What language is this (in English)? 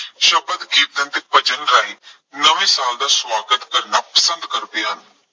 Punjabi